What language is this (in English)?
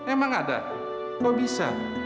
Indonesian